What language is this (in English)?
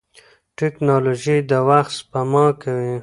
Pashto